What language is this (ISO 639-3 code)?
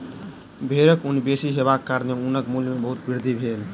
mai